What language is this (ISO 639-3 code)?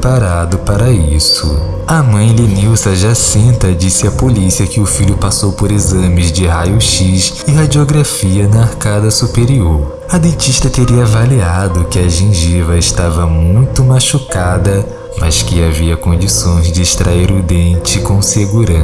por